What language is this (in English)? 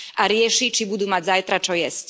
Slovak